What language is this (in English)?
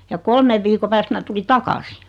Finnish